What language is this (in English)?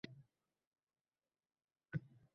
Uzbek